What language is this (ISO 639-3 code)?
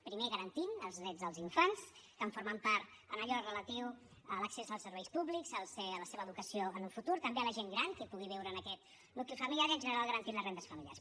cat